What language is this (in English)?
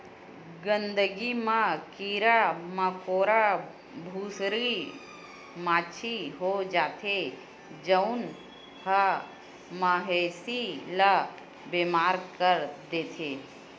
Chhattisgarhi